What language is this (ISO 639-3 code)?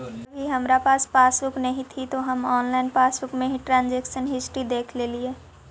mag